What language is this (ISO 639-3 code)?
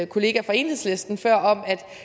dan